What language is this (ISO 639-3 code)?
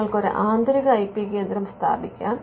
mal